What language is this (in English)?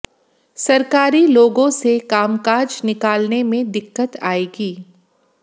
Hindi